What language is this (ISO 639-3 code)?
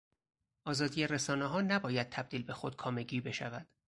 fas